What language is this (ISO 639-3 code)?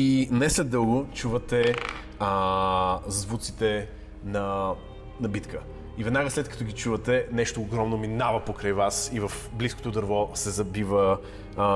bul